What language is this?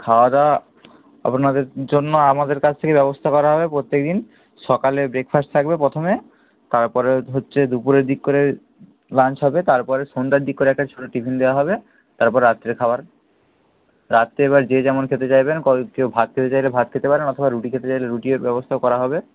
Bangla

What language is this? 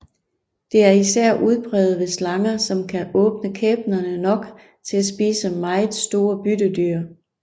Danish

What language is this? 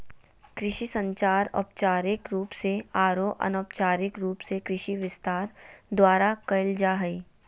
Magahi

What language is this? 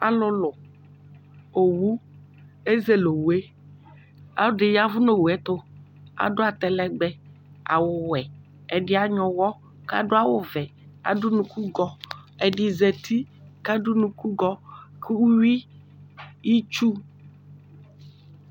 Ikposo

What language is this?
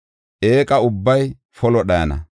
Gofa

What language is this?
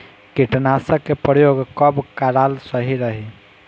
Bhojpuri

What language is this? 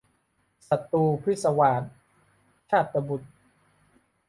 Thai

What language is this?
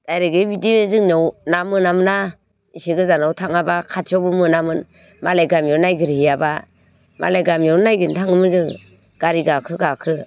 Bodo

